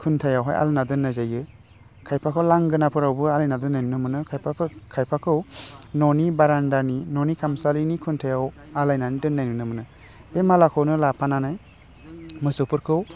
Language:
Bodo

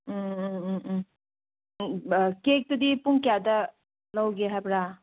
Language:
Manipuri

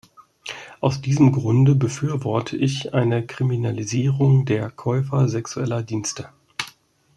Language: German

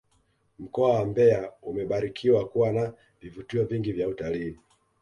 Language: Swahili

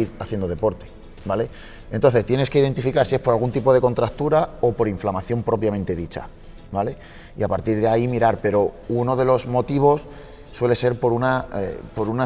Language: Spanish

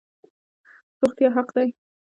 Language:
Pashto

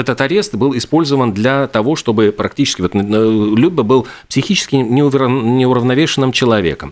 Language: Russian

